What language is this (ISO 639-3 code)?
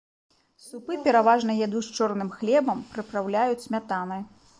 bel